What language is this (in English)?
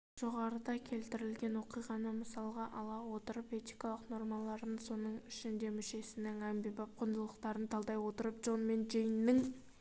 Kazakh